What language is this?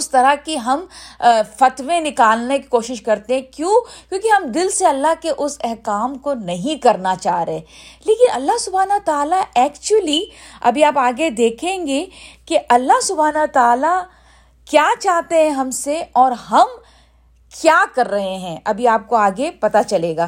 Urdu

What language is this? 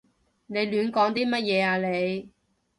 Cantonese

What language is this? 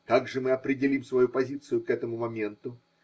Russian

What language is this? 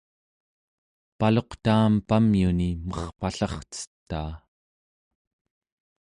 Central Yupik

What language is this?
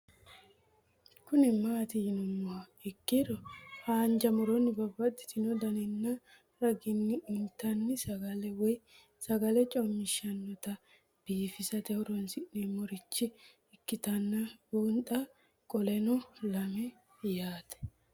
Sidamo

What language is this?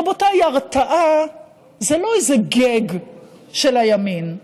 Hebrew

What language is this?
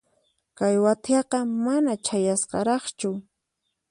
Puno Quechua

